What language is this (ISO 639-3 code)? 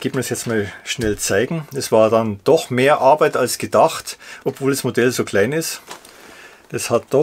deu